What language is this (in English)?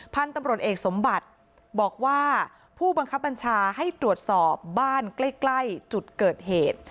Thai